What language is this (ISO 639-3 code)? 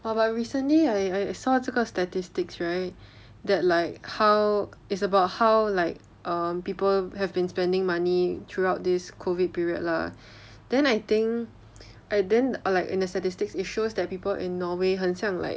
eng